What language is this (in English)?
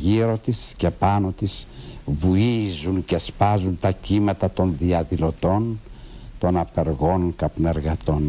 Greek